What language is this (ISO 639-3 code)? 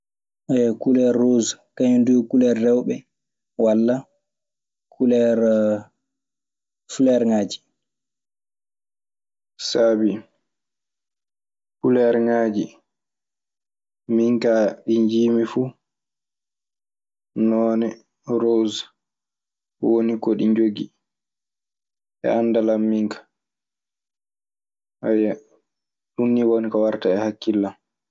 ffm